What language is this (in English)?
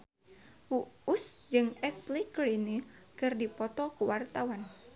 Sundanese